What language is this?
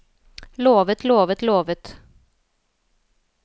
Norwegian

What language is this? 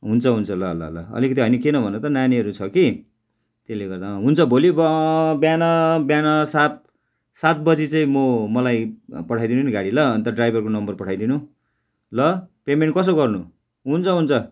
Nepali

